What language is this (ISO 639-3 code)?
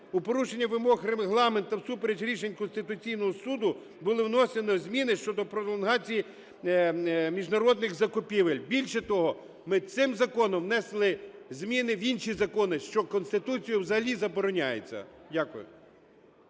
ukr